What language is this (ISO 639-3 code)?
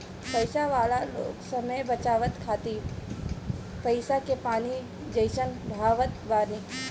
bho